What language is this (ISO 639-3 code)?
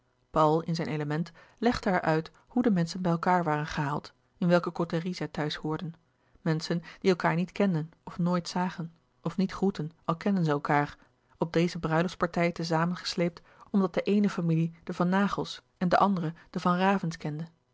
nld